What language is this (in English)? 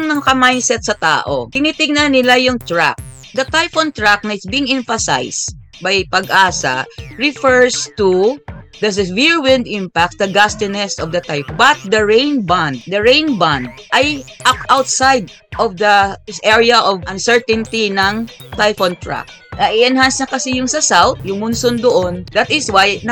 Filipino